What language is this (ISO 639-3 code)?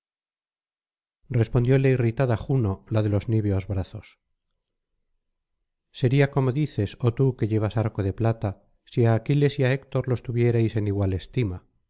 spa